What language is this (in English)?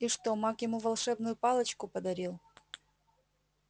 Russian